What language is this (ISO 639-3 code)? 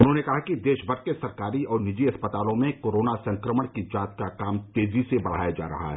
hin